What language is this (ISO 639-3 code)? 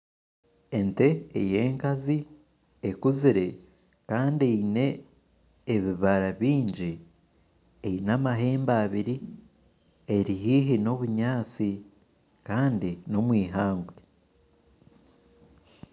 nyn